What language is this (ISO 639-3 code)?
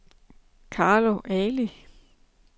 dan